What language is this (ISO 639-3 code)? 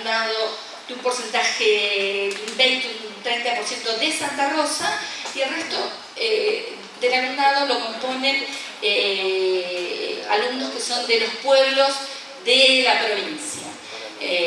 spa